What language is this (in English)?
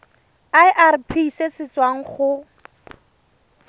Tswana